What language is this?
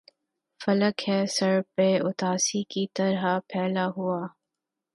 Urdu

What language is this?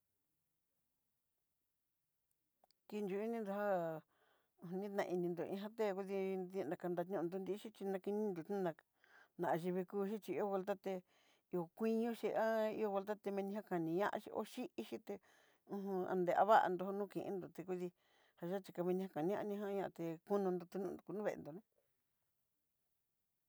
Southeastern Nochixtlán Mixtec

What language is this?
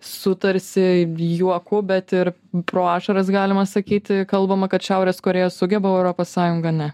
Lithuanian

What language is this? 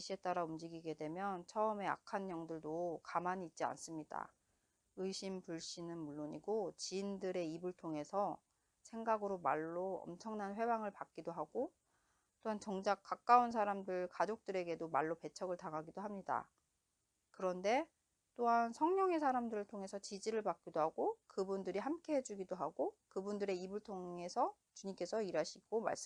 Korean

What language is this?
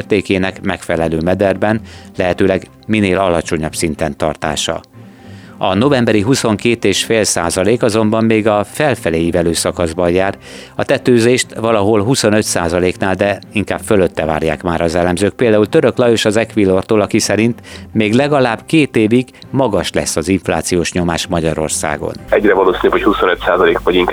Hungarian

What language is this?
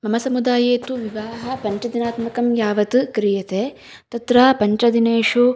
Sanskrit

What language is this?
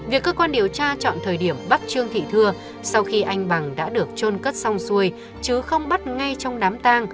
Vietnamese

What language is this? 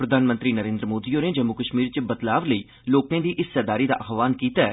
Dogri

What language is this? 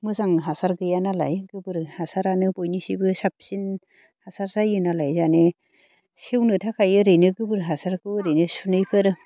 Bodo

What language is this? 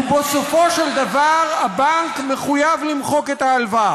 Hebrew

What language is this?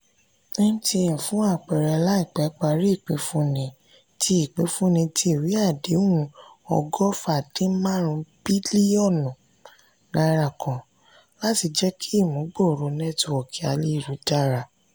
Yoruba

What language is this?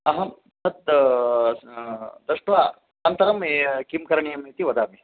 Sanskrit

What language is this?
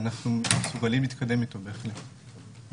Hebrew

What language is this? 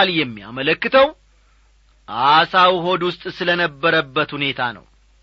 Amharic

